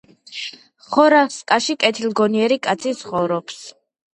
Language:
Georgian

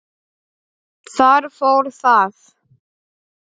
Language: Icelandic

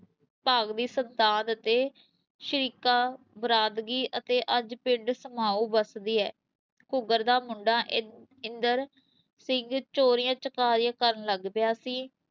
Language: Punjabi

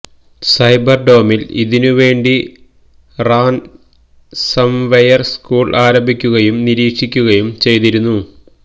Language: Malayalam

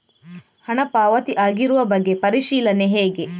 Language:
Kannada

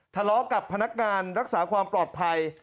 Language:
Thai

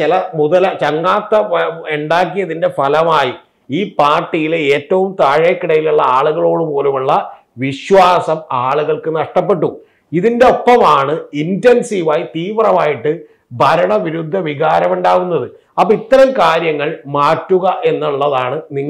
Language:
Malayalam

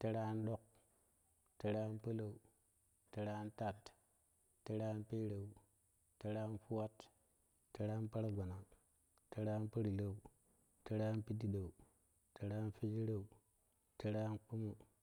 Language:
Kushi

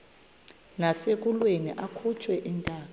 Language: Xhosa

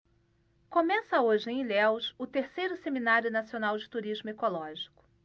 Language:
Portuguese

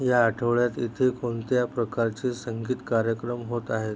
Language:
Marathi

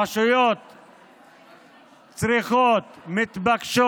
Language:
Hebrew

